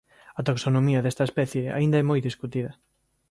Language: Galician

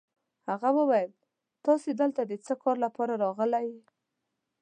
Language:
Pashto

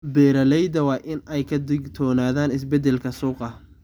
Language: Somali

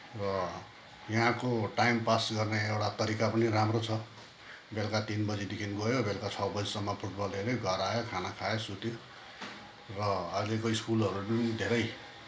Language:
Nepali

